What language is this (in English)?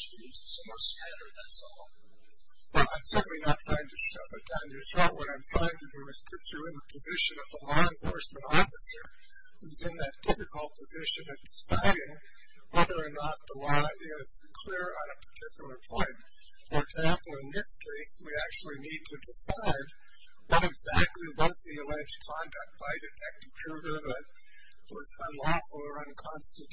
English